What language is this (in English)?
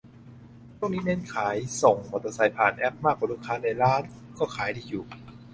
Thai